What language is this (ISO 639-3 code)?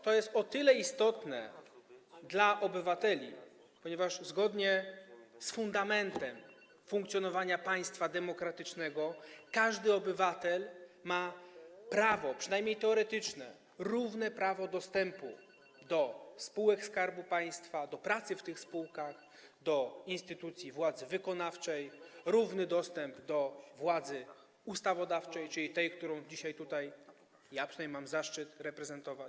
pol